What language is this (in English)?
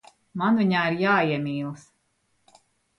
Latvian